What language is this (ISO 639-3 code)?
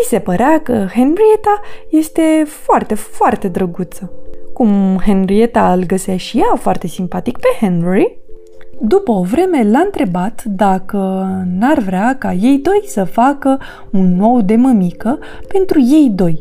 ron